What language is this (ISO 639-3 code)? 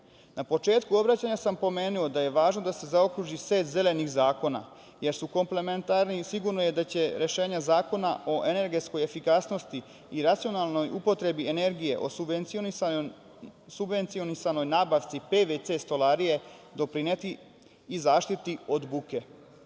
srp